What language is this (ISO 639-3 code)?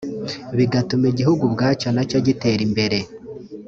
kin